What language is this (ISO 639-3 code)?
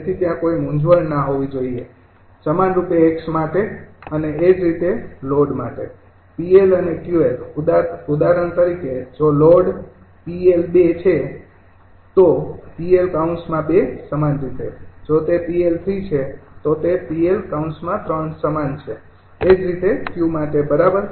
guj